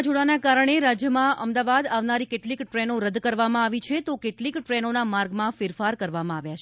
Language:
Gujarati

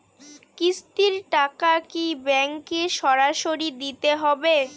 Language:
Bangla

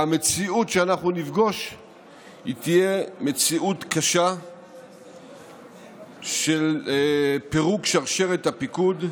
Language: Hebrew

